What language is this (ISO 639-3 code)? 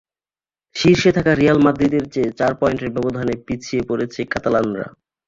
ben